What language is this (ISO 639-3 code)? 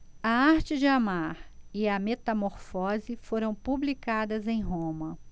por